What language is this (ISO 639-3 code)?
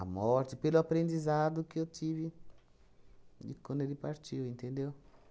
por